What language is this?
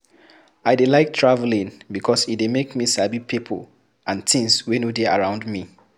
Nigerian Pidgin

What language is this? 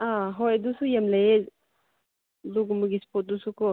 Manipuri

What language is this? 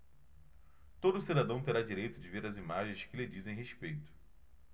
Portuguese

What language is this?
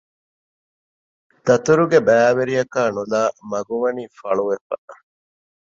Divehi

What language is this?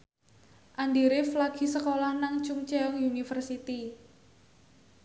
Javanese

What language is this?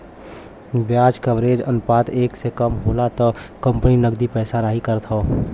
Bhojpuri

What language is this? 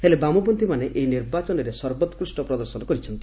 Odia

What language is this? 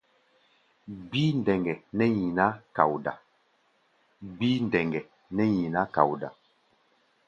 Gbaya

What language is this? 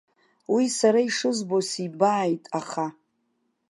Abkhazian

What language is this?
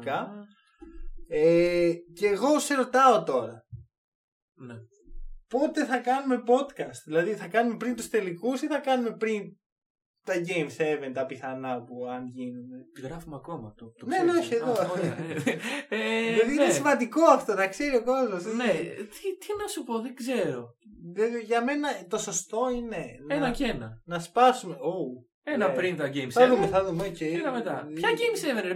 Greek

